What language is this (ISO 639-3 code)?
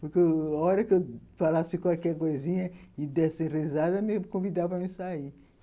por